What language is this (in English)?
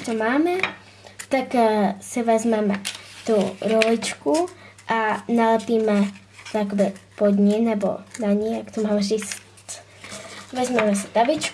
Czech